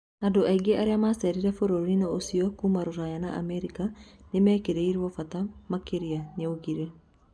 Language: Kikuyu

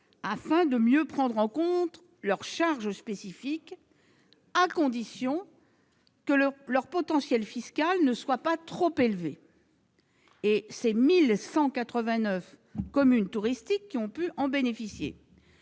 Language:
French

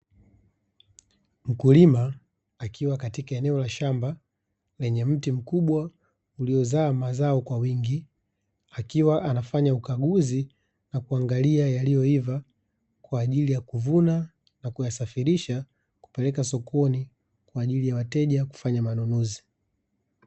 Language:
Swahili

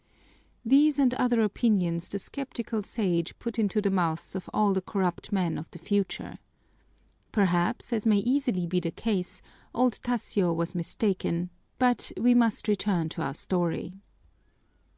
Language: English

